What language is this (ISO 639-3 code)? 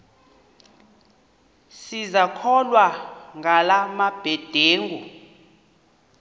xho